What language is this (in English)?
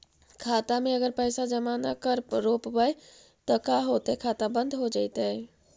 Magahi